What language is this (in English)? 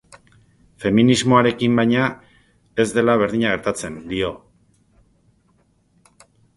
Basque